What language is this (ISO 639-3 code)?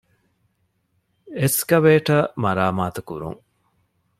div